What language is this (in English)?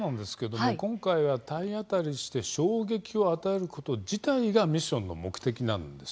Japanese